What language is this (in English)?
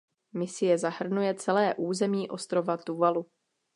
Czech